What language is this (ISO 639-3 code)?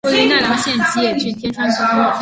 zho